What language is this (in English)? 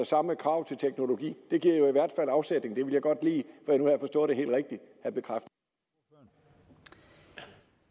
Danish